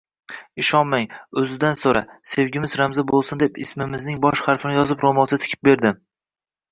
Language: Uzbek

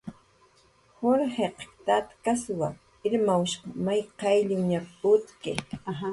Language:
Jaqaru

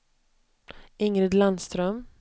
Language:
Swedish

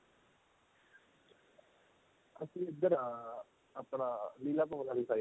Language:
Punjabi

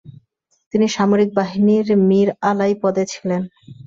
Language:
Bangla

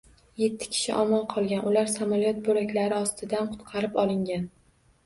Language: Uzbek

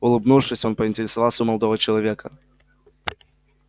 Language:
Russian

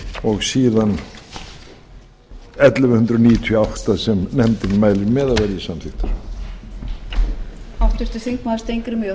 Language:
Icelandic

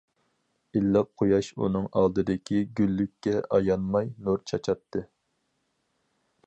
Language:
Uyghur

